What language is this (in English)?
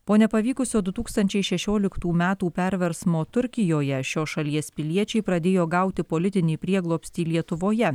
Lithuanian